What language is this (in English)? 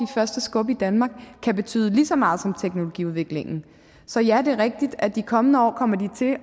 Danish